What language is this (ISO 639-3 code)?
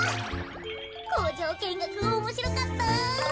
jpn